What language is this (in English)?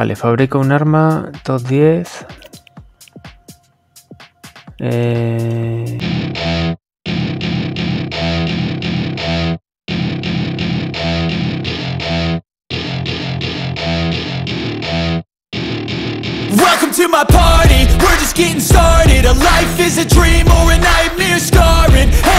Spanish